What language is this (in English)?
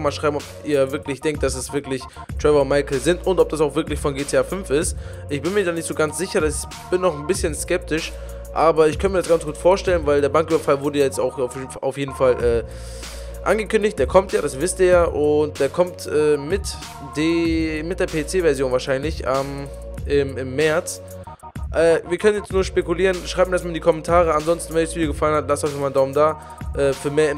German